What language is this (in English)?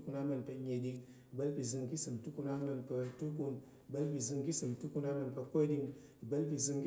Tarok